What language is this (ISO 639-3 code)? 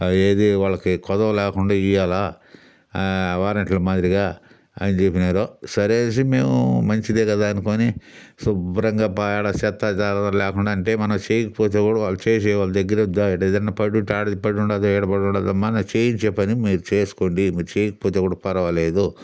tel